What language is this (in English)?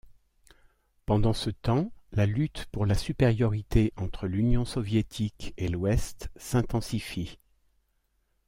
French